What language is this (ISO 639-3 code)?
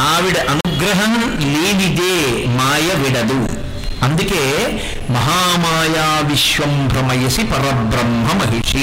tel